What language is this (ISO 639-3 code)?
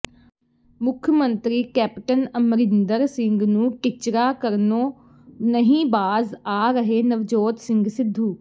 pan